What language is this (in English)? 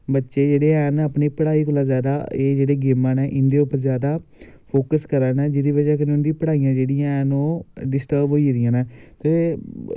Dogri